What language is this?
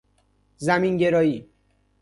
Persian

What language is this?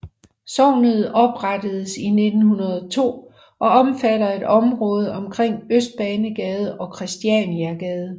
Danish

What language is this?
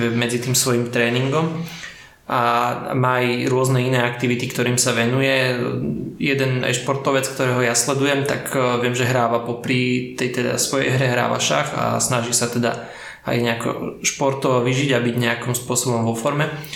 Slovak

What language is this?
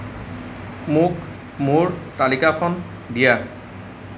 Assamese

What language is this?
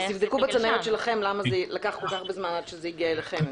Hebrew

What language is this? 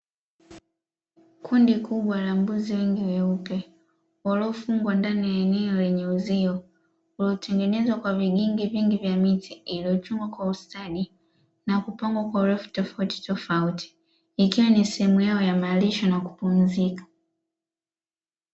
Swahili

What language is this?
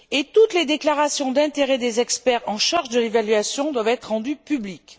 French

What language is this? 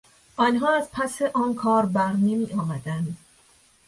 Persian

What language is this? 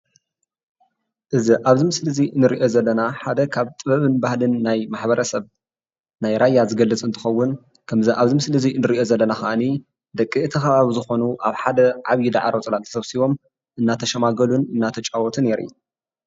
Tigrinya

